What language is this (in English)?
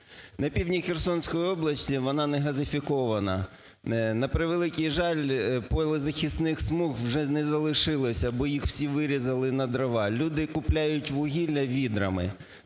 Ukrainian